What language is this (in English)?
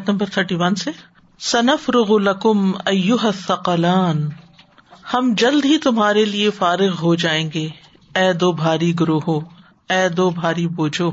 Urdu